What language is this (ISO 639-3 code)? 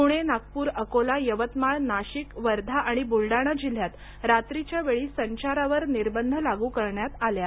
mar